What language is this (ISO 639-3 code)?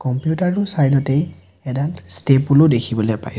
asm